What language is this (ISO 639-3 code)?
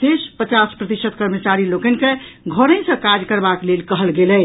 mai